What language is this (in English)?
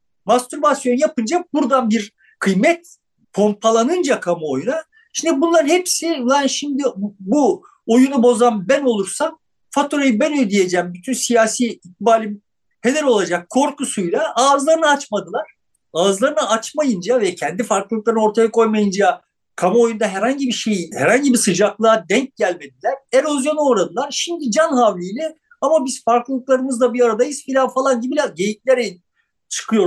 Turkish